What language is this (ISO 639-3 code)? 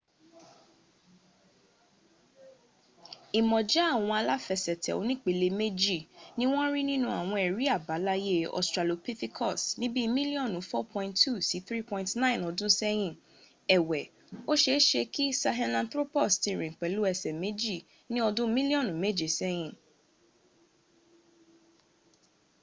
yor